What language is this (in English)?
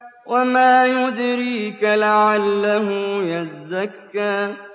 Arabic